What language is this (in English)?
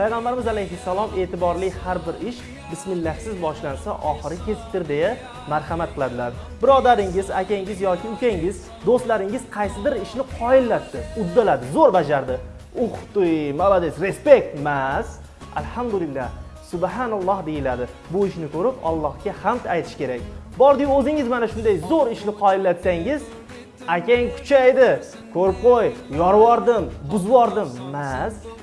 Turkish